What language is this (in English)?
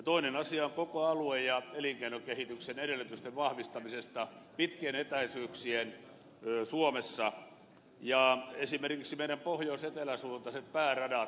Finnish